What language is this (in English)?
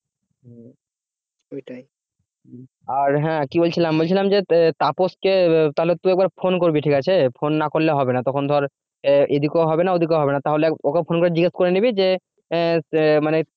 Bangla